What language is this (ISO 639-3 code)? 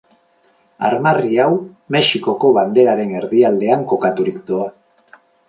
eus